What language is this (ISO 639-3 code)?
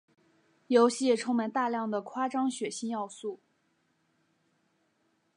zho